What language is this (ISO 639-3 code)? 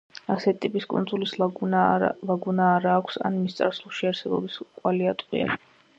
kat